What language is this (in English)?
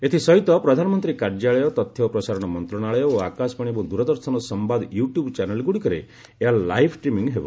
Odia